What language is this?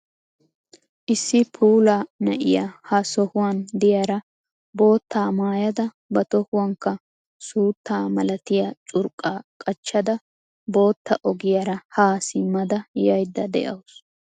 Wolaytta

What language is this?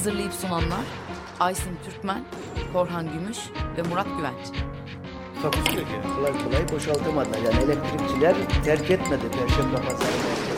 Turkish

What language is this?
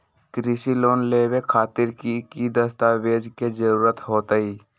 Magahi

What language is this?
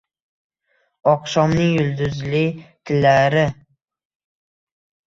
Uzbek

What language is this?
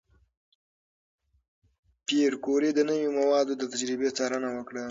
Pashto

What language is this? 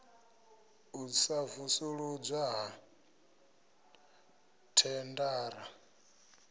Venda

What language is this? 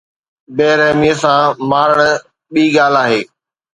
Sindhi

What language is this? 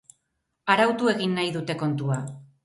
Basque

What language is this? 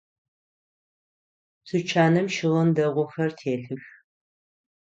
Adyghe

